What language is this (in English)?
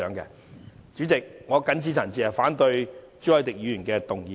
Cantonese